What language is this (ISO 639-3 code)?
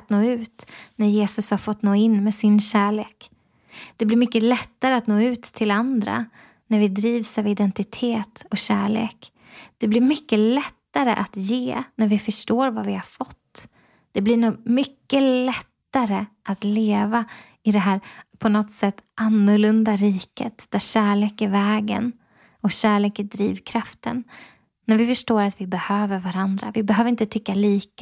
swe